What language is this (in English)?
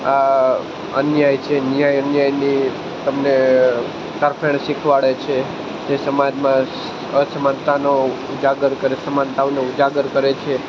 Gujarati